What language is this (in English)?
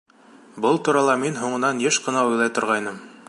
Bashkir